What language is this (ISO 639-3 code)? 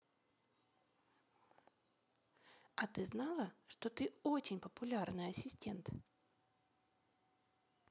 rus